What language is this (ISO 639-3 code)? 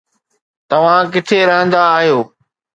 snd